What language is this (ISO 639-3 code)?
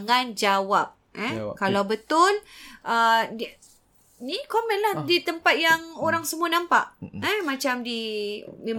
msa